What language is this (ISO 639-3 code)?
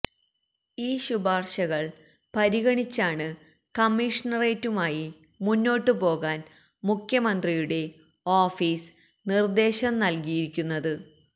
mal